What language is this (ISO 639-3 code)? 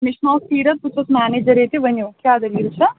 kas